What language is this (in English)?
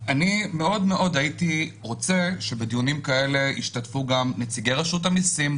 Hebrew